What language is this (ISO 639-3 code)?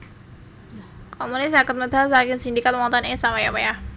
jav